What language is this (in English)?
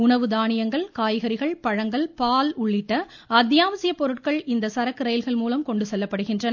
Tamil